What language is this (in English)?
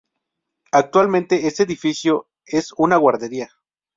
Spanish